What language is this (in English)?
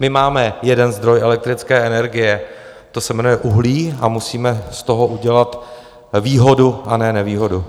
Czech